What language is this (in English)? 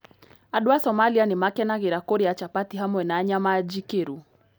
Kikuyu